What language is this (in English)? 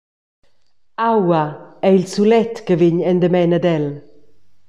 Romansh